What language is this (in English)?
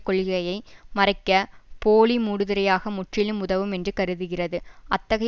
Tamil